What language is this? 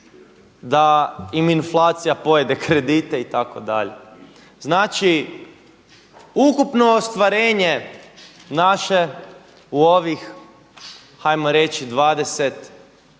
Croatian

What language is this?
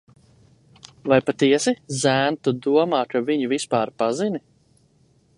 Latvian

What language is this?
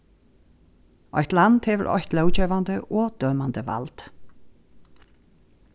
Faroese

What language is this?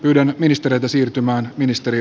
Finnish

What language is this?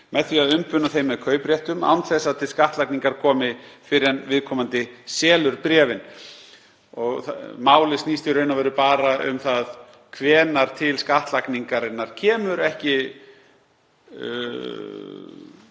Icelandic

